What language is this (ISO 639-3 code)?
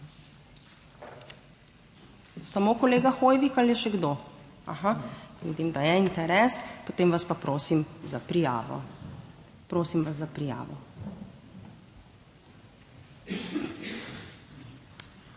slv